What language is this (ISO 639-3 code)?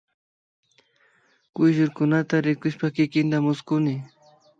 qvi